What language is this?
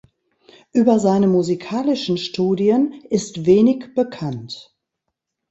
German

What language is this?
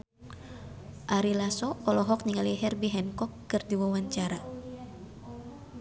Sundanese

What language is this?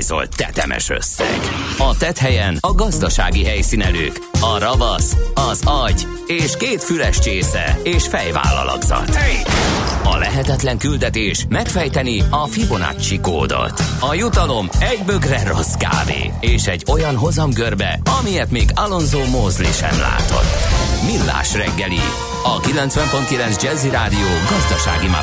Hungarian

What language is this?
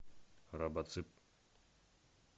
Russian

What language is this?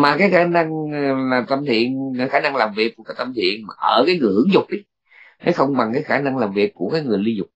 Vietnamese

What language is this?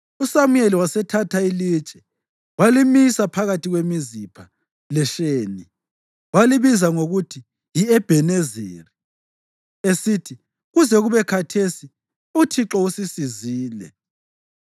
North Ndebele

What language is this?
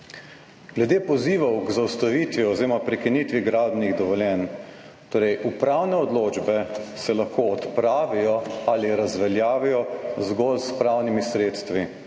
Slovenian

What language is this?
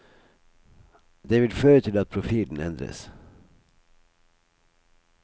Norwegian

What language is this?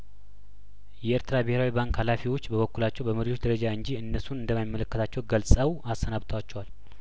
Amharic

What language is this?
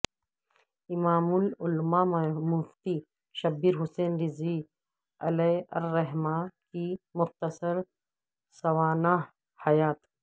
Urdu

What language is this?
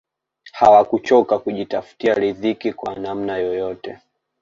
Swahili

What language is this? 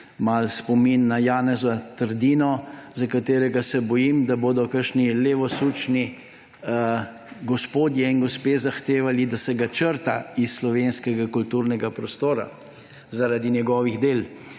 Slovenian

